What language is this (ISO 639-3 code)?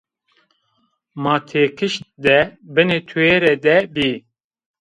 zza